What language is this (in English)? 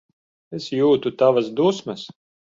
Latvian